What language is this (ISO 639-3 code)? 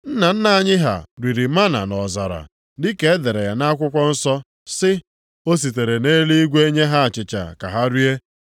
ibo